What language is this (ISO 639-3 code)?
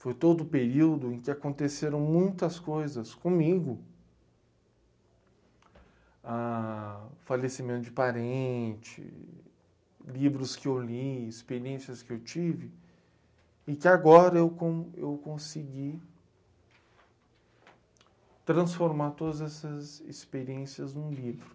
por